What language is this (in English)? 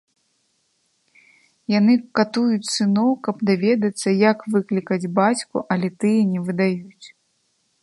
Belarusian